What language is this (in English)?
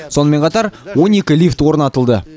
Kazakh